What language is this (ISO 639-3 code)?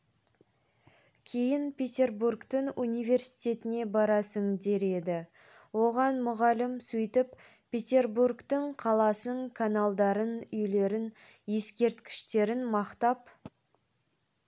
kaz